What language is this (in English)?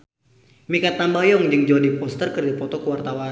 Sundanese